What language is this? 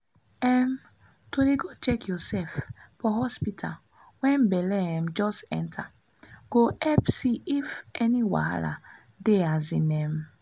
Nigerian Pidgin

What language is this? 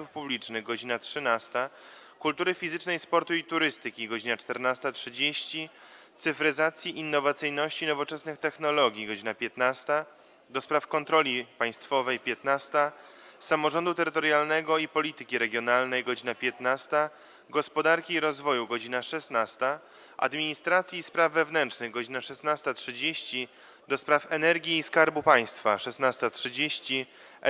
Polish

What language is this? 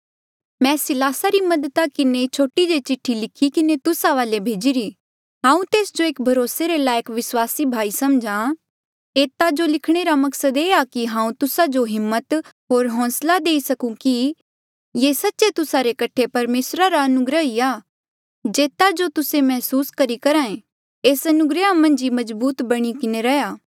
Mandeali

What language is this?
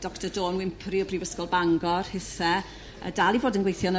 Welsh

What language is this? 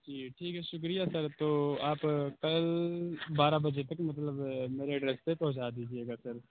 Urdu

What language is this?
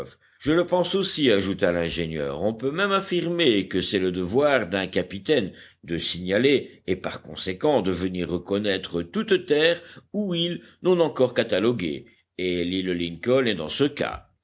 French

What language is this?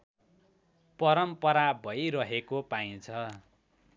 Nepali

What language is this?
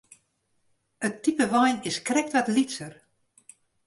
Western Frisian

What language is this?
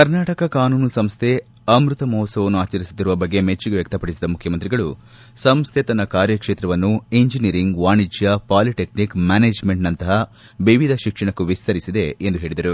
Kannada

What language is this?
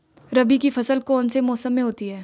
Hindi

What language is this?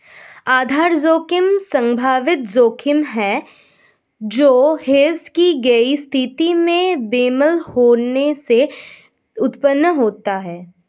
Hindi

